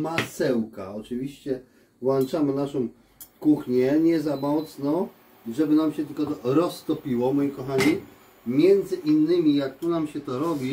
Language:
Polish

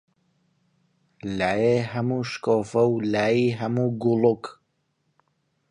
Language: Central Kurdish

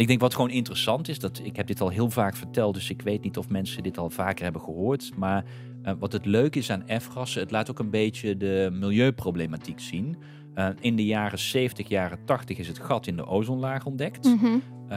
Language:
Dutch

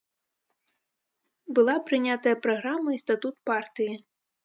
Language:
Belarusian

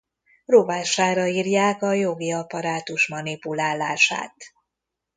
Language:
Hungarian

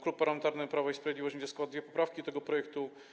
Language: Polish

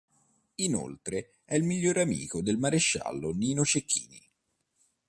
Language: Italian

